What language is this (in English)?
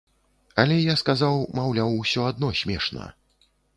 Belarusian